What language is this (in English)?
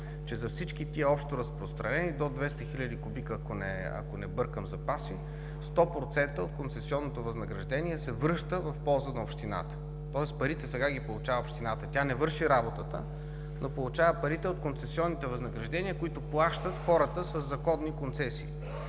Bulgarian